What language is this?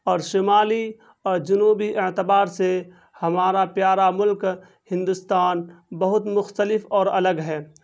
Urdu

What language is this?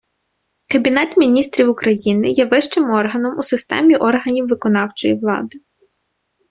Ukrainian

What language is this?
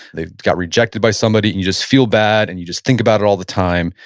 English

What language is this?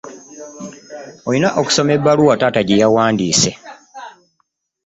Ganda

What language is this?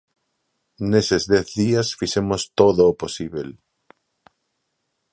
Galician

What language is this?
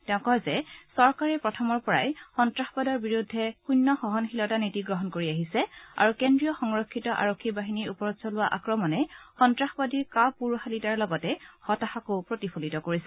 Assamese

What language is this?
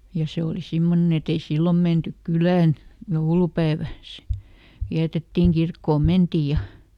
Finnish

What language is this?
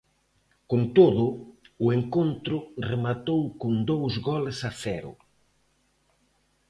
Galician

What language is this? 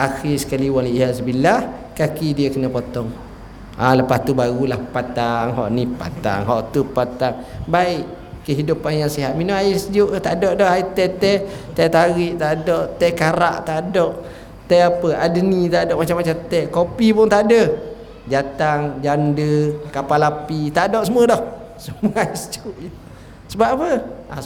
Malay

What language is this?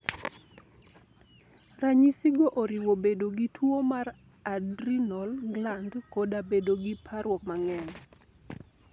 Luo (Kenya and Tanzania)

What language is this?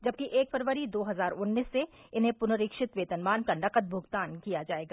Hindi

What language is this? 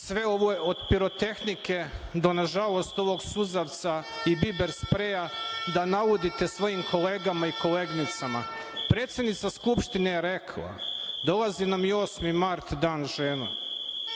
Serbian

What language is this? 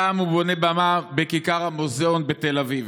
Hebrew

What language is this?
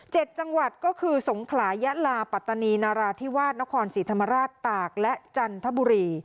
Thai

